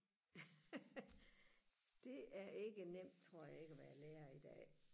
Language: Danish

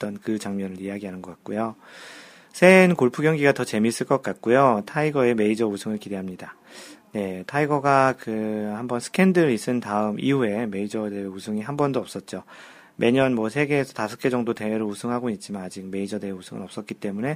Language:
Korean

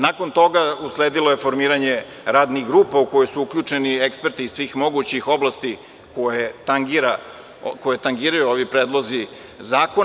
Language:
Serbian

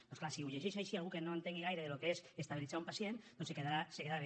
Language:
Catalan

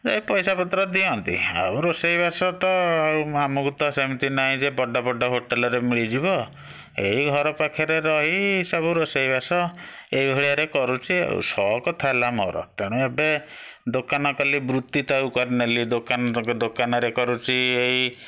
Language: Odia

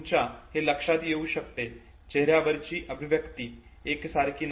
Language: Marathi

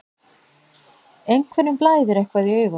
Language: Icelandic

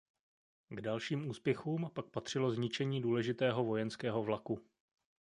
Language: Czech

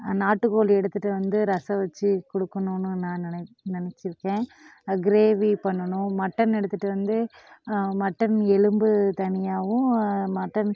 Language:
Tamil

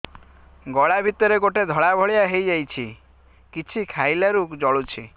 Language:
Odia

